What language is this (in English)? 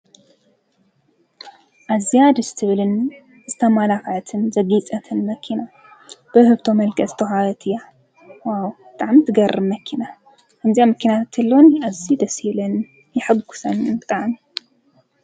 Tigrinya